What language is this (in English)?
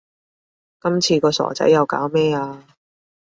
Cantonese